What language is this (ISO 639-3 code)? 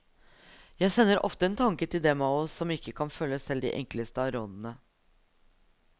nor